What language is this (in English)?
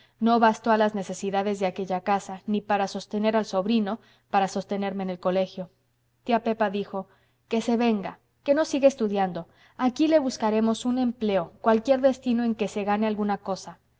Spanish